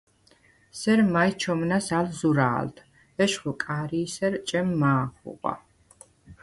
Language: Svan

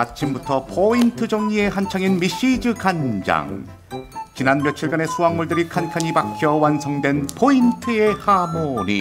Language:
Korean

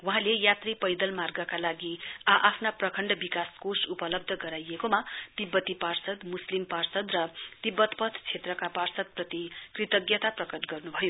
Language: Nepali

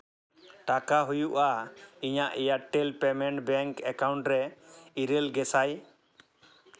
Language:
Santali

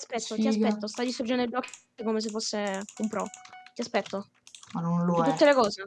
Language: Italian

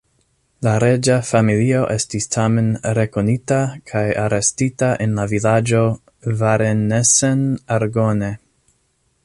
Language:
Esperanto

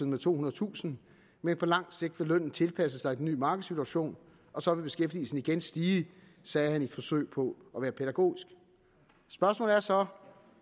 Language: Danish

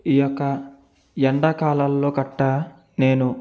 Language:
Telugu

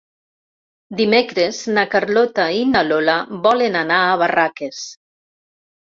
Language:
Catalan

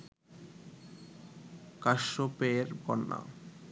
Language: Bangla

